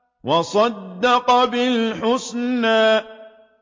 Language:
Arabic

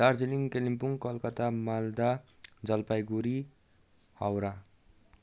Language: Nepali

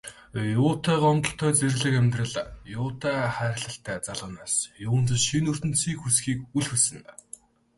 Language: Mongolian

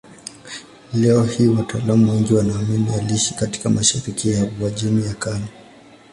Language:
Swahili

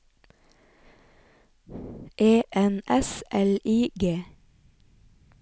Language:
Norwegian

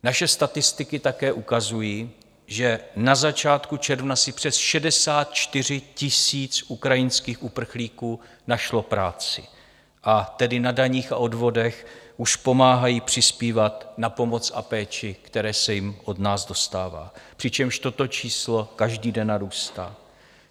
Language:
Czech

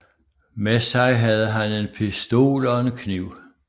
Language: Danish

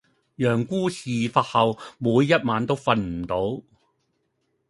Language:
Cantonese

